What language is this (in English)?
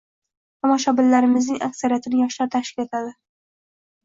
Uzbek